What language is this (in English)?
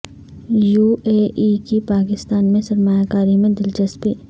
Urdu